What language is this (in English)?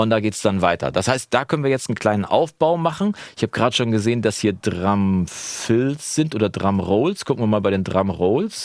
German